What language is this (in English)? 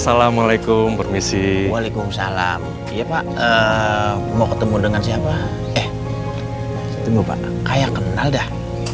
Indonesian